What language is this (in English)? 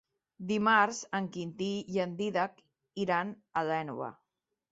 Catalan